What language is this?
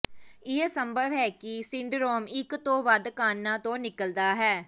Punjabi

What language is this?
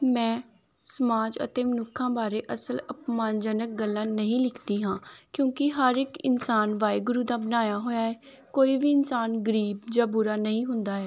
Punjabi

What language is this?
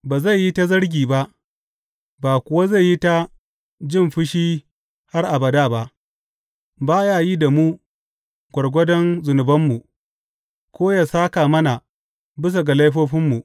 Hausa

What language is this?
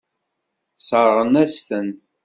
Kabyle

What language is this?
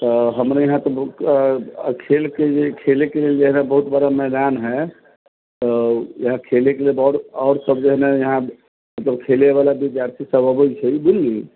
Maithili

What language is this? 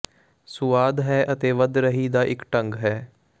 Punjabi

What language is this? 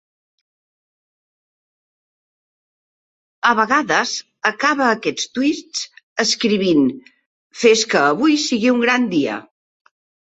Catalan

